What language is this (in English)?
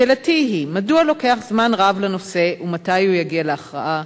Hebrew